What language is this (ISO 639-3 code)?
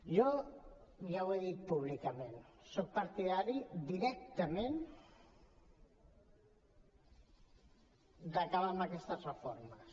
cat